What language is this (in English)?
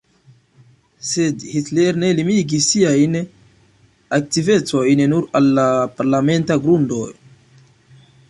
Esperanto